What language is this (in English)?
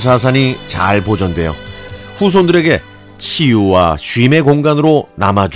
Korean